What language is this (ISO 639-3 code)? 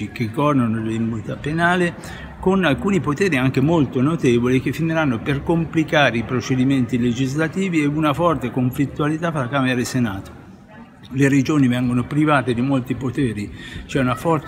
ita